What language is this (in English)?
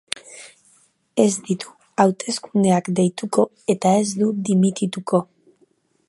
Basque